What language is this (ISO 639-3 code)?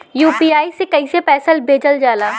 bho